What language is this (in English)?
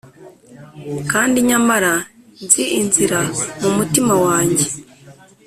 Kinyarwanda